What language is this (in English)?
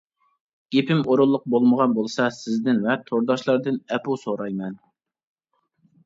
Uyghur